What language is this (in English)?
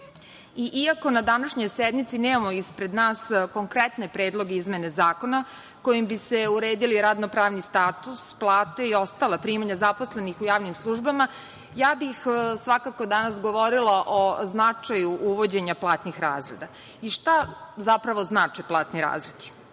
Serbian